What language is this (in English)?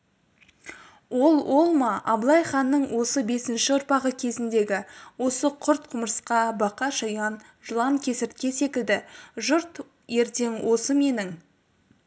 Kazakh